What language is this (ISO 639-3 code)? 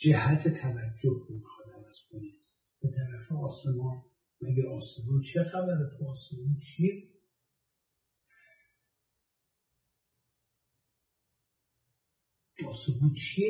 fas